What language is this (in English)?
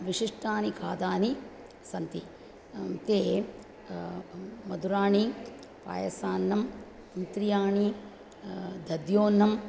Sanskrit